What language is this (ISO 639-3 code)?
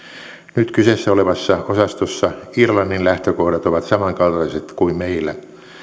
fin